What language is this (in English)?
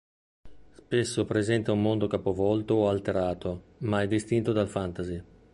Italian